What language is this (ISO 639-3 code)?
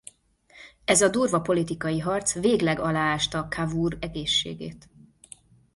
hun